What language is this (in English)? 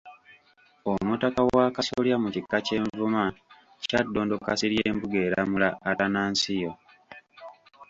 Ganda